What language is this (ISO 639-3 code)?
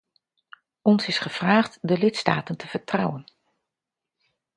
nld